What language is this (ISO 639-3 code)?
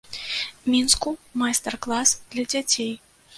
bel